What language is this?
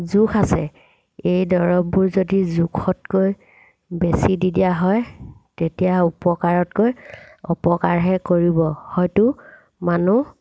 Assamese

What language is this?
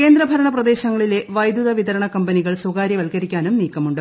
Malayalam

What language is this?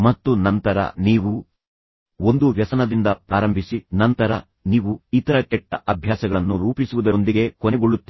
Kannada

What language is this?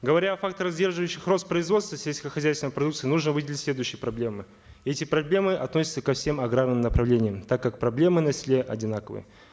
Kazakh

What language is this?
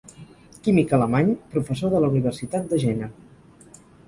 Catalan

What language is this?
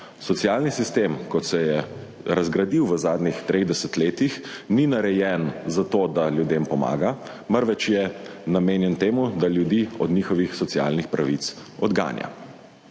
Slovenian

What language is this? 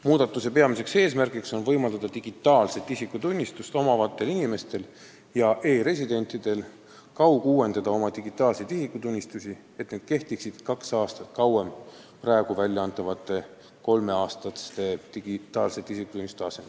Estonian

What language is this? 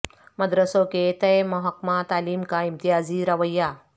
Urdu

